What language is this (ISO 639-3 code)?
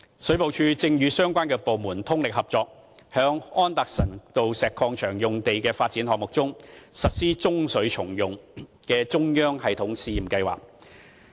yue